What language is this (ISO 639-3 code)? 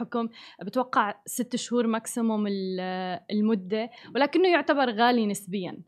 ara